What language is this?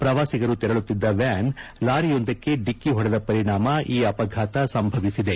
Kannada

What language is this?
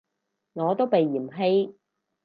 Cantonese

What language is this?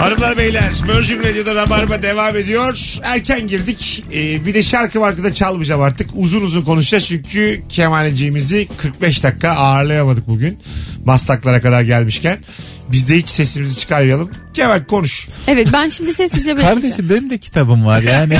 Turkish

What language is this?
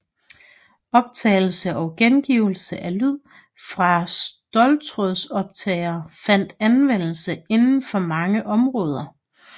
Danish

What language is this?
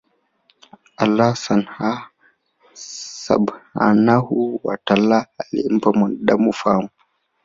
Swahili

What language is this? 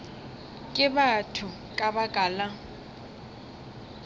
Northern Sotho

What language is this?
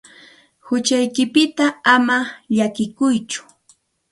Santa Ana de Tusi Pasco Quechua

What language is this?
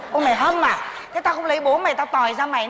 Vietnamese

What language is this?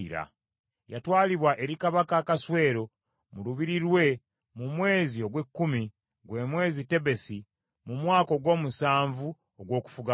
Ganda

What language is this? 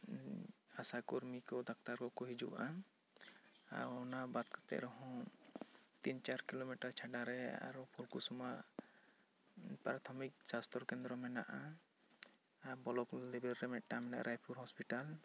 Santali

